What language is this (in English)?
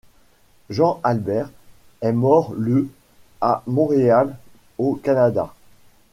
French